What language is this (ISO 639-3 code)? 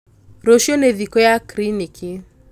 kik